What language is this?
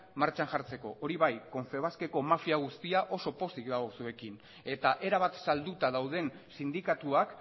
Basque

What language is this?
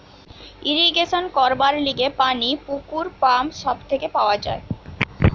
Bangla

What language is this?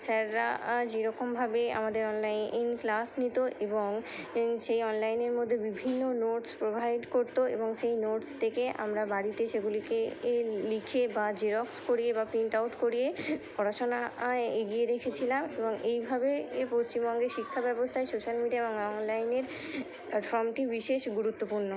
Bangla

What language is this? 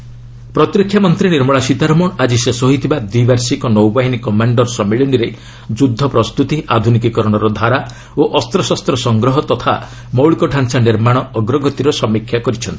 Odia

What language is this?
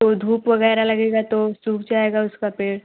Hindi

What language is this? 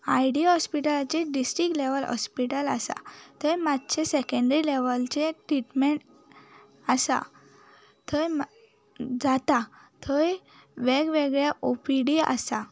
Konkani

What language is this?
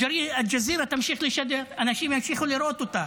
Hebrew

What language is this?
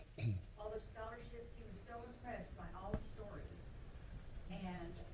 English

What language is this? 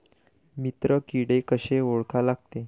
Marathi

